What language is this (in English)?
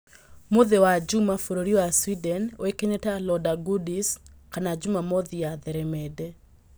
Kikuyu